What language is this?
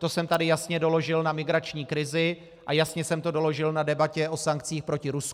Czech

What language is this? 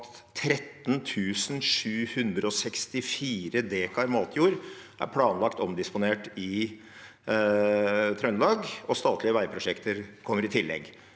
Norwegian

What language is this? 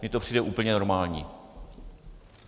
Czech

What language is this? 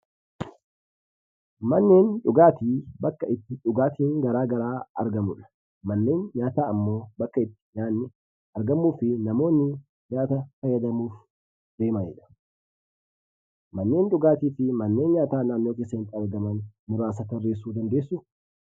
Oromo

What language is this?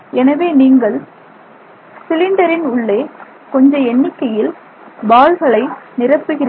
Tamil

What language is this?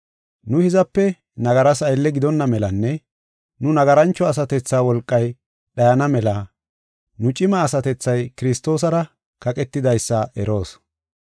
Gofa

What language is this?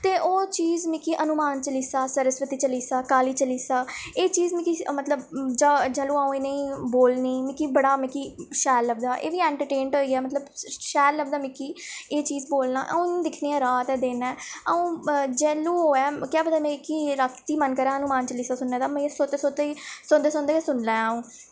Dogri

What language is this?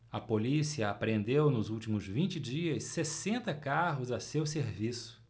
Portuguese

